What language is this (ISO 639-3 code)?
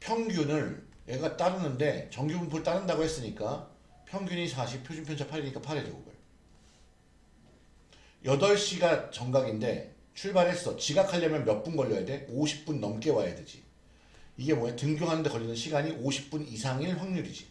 kor